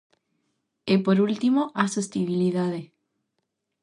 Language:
Galician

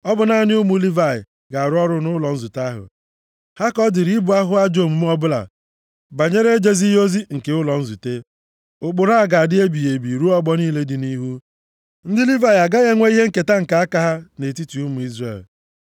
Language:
Igbo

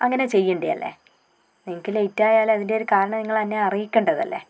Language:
Malayalam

